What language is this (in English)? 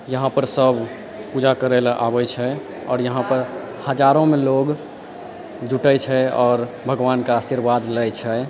Maithili